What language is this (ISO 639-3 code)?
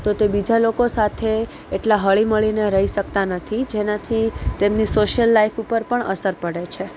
guj